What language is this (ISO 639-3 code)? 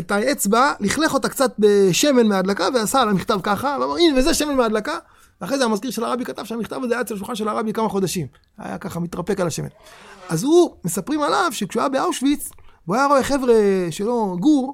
heb